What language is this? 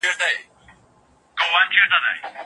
Pashto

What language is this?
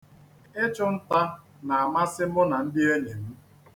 Igbo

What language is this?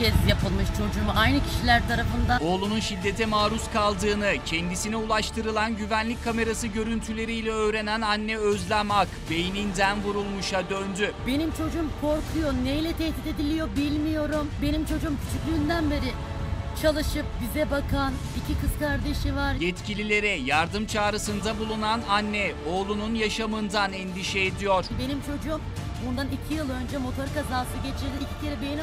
Turkish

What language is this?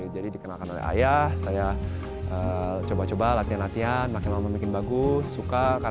Indonesian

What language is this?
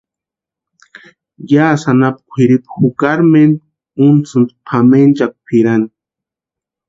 Western Highland Purepecha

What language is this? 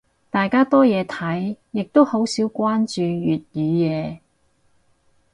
Cantonese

